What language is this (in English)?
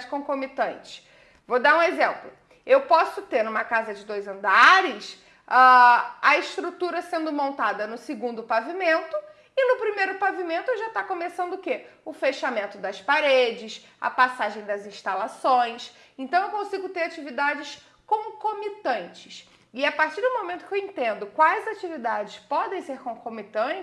Portuguese